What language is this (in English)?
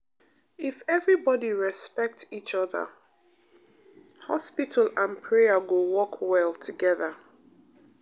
Nigerian Pidgin